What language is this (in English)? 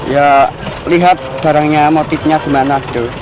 Indonesian